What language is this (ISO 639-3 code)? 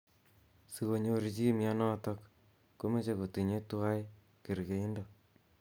kln